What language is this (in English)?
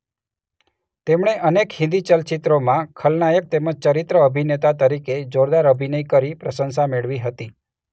Gujarati